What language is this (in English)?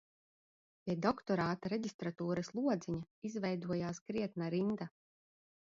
Latvian